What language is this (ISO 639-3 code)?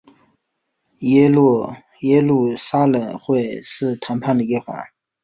zho